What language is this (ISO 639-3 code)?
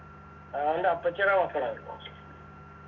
mal